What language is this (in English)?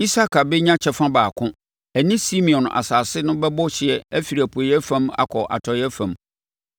Akan